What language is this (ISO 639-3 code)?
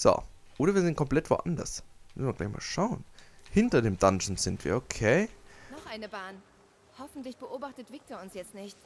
deu